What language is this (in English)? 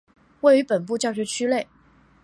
Chinese